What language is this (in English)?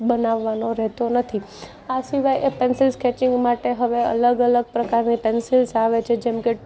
Gujarati